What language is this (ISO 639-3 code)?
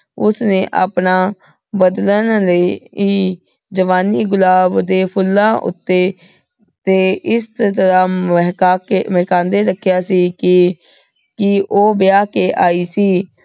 pan